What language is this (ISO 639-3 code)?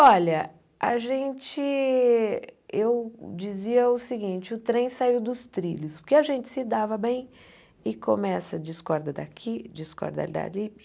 por